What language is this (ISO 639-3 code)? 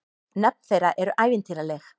isl